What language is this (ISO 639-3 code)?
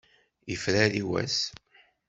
kab